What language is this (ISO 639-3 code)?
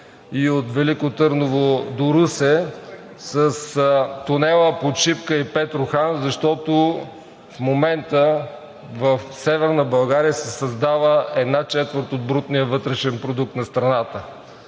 bul